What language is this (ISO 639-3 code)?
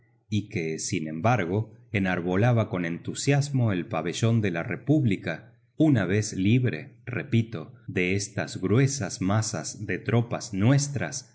spa